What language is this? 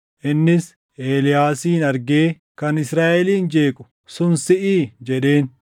Oromo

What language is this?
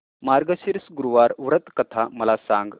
Marathi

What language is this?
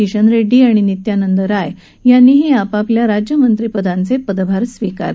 Marathi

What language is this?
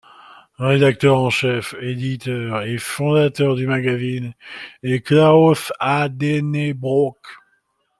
French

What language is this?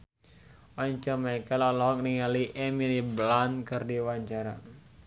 Sundanese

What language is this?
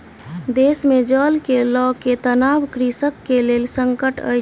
Maithili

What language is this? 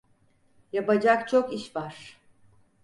Turkish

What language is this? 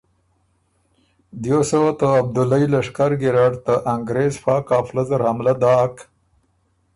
Ormuri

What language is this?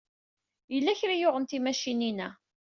Kabyle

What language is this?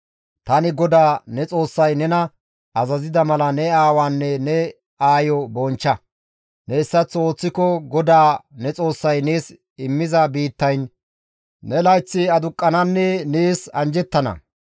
Gamo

